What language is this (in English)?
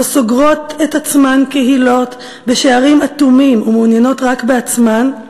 Hebrew